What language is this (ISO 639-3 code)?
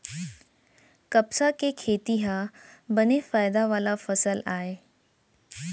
hne